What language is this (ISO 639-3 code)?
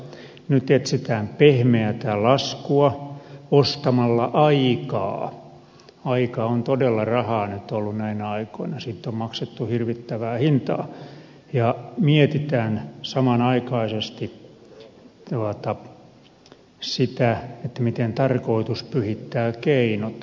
fin